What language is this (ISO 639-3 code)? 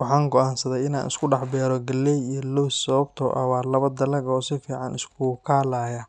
som